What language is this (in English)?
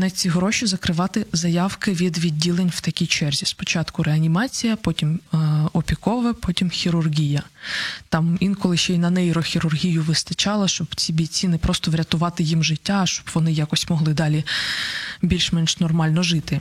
Ukrainian